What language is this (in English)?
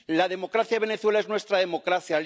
Spanish